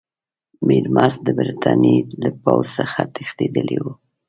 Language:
Pashto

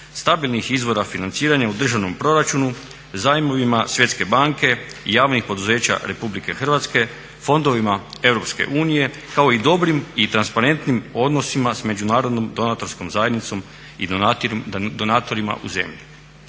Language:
Croatian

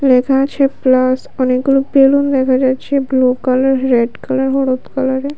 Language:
Bangla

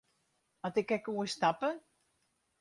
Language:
Western Frisian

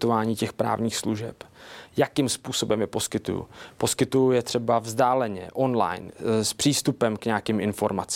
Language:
Czech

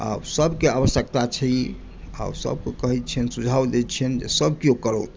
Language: Maithili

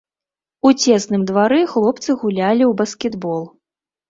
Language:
Belarusian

